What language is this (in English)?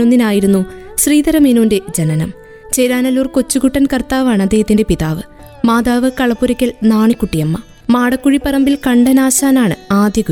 Malayalam